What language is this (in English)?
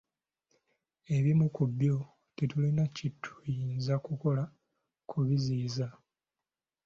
Ganda